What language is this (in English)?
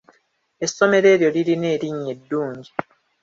Ganda